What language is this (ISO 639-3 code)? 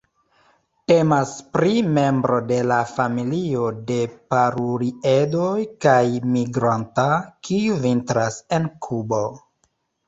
epo